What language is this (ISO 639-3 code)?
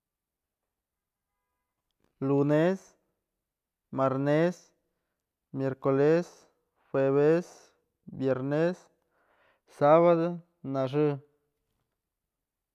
mzl